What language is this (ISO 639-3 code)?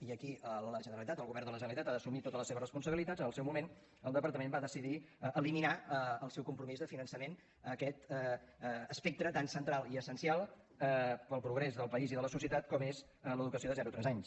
cat